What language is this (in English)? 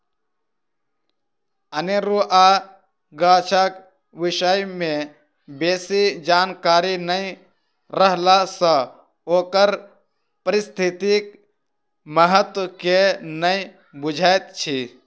Maithili